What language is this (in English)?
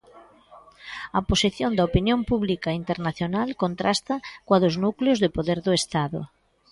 Galician